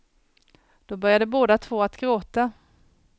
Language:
Swedish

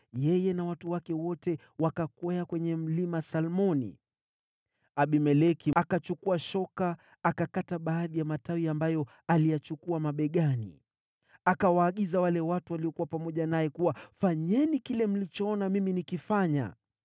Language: Swahili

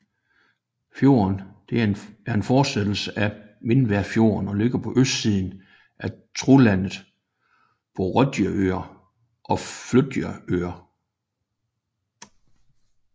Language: Danish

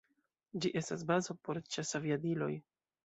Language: Esperanto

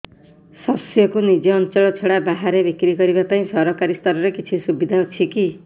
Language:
Odia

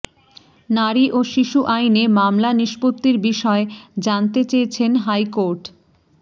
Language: Bangla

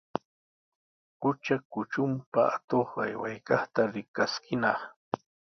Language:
Sihuas Ancash Quechua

